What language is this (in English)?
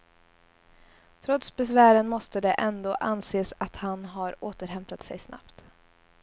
Swedish